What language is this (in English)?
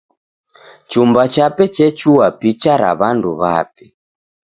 Taita